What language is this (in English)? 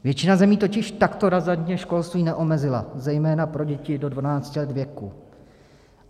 Czech